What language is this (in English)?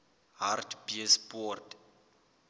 Southern Sotho